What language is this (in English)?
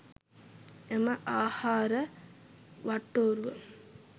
Sinhala